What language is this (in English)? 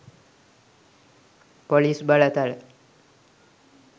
Sinhala